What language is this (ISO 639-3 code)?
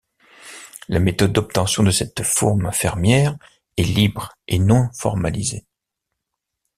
fra